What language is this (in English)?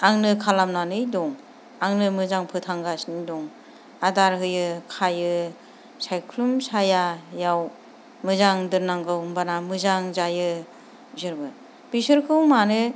Bodo